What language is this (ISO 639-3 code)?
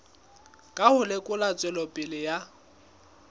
sot